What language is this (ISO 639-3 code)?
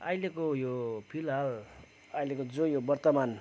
nep